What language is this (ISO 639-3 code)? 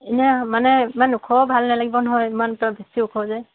asm